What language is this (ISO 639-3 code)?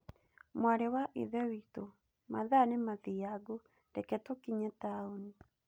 kik